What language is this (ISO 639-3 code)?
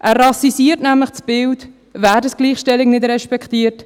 gsw